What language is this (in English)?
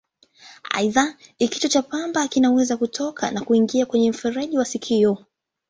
Swahili